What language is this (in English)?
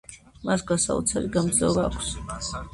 Georgian